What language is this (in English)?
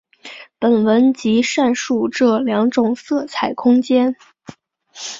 Chinese